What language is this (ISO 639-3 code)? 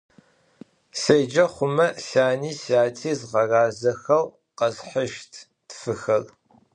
ady